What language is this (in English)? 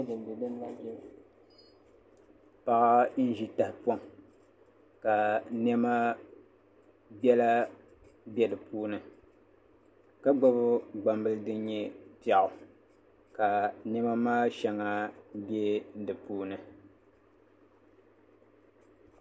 Dagbani